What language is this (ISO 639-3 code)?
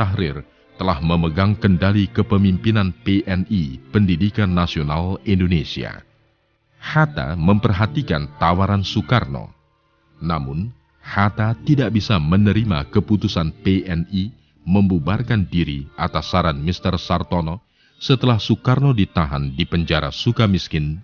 ind